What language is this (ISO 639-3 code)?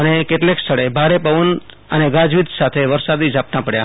guj